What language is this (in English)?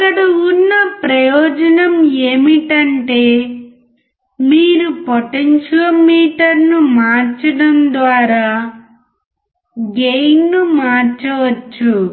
Telugu